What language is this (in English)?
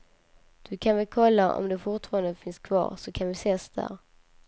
Swedish